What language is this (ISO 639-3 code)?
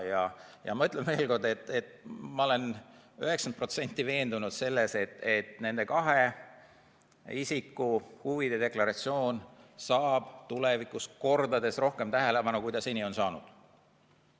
est